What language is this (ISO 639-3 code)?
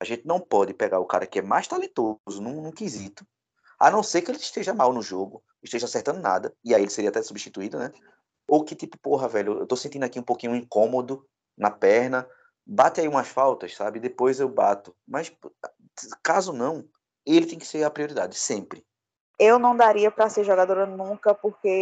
por